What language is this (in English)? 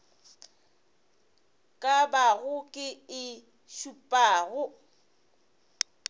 Northern Sotho